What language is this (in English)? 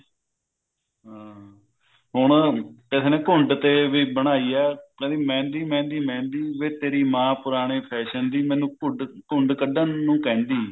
Punjabi